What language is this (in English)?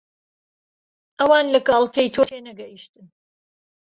Central Kurdish